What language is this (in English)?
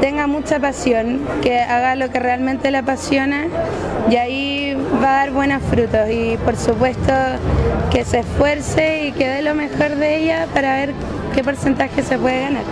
Spanish